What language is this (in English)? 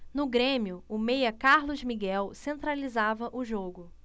Portuguese